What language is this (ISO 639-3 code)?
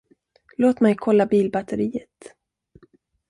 swe